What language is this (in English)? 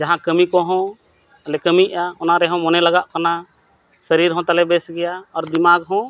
Santali